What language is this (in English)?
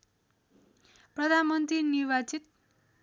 Nepali